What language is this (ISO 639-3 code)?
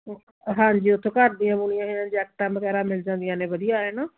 pan